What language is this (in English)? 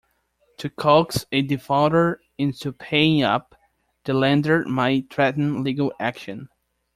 English